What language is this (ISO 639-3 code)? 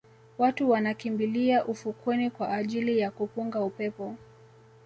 swa